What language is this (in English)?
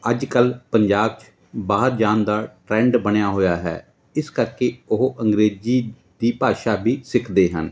Punjabi